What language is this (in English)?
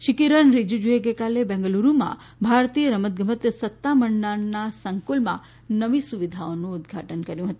Gujarati